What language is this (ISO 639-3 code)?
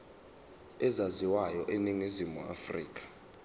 zul